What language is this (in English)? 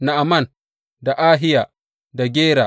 Hausa